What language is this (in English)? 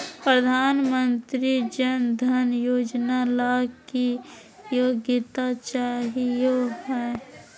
Magahi